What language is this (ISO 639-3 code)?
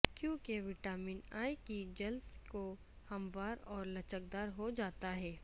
urd